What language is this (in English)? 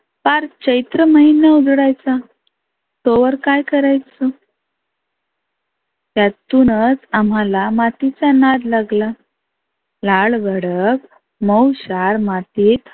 Marathi